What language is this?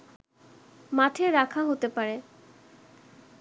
Bangla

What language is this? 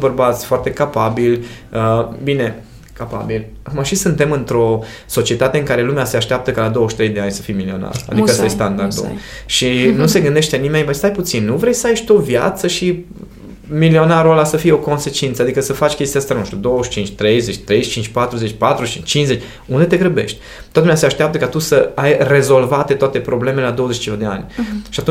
Romanian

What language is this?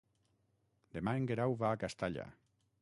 Catalan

